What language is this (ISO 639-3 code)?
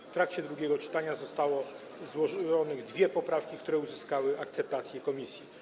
pol